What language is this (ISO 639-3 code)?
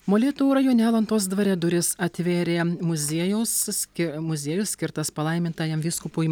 lit